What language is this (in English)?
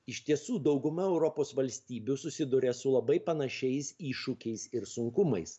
Lithuanian